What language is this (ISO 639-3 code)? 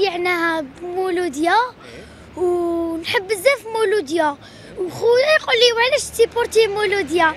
ara